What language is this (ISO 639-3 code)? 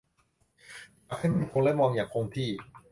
tha